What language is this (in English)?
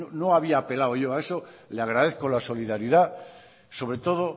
Spanish